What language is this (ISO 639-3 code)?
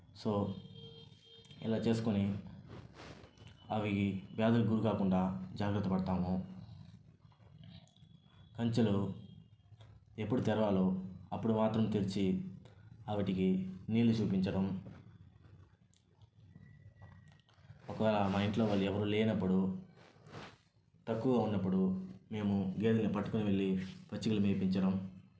tel